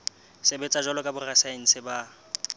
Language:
Southern Sotho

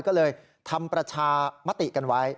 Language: Thai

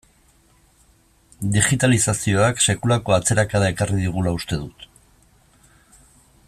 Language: Basque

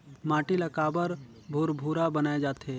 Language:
Chhattisgarhi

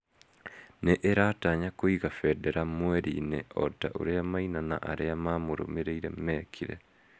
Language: Kikuyu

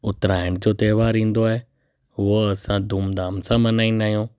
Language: Sindhi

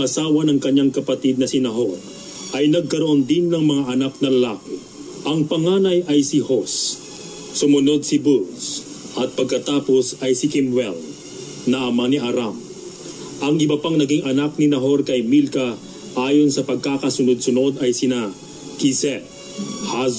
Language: Filipino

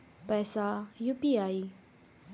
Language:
Maithili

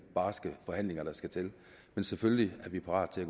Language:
Danish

